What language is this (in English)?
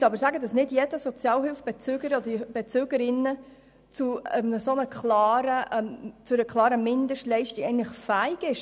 Swiss German